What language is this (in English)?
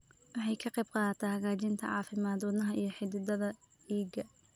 Somali